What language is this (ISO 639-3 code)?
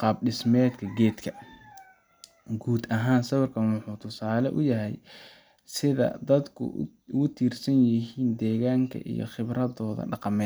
som